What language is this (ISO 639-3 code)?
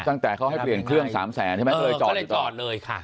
tha